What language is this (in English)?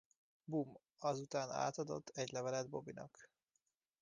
Hungarian